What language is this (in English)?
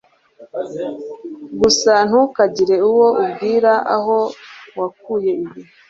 Kinyarwanda